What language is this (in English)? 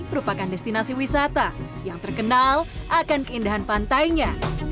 Indonesian